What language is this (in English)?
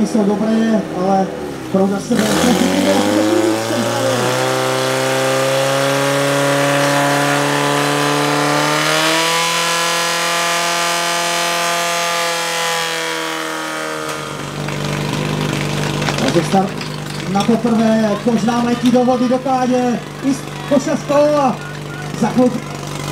Czech